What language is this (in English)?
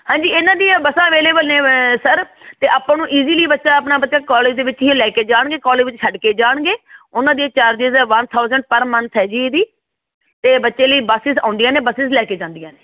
Punjabi